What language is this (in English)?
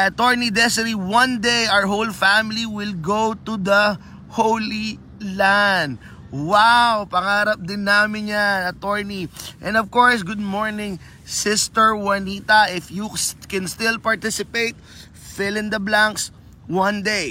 Filipino